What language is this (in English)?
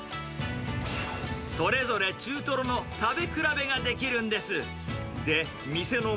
Japanese